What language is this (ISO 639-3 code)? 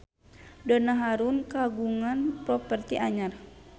sun